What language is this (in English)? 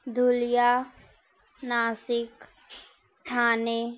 Urdu